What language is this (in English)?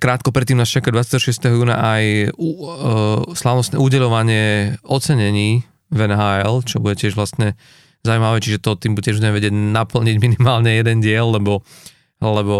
Slovak